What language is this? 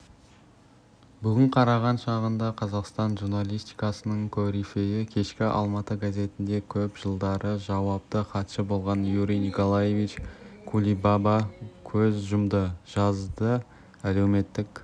Kazakh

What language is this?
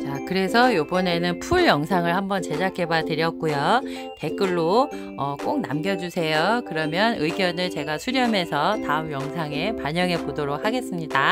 Korean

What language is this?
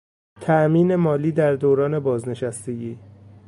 Persian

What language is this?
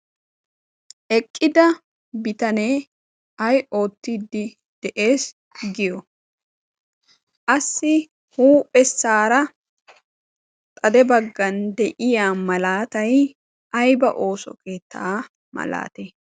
Wolaytta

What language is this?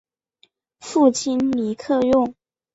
Chinese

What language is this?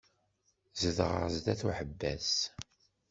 Kabyle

